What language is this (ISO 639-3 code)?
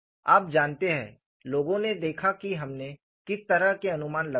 hin